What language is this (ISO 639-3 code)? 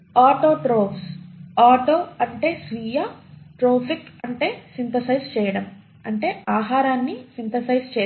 tel